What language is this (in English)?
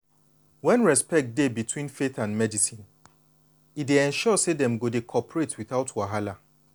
Nigerian Pidgin